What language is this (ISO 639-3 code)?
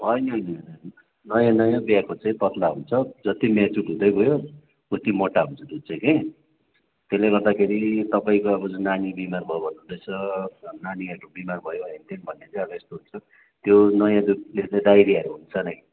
nep